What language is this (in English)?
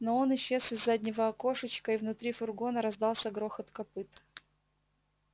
Russian